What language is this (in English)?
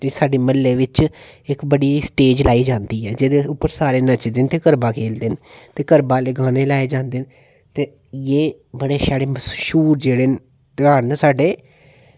Dogri